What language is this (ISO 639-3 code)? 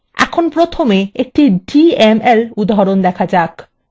ben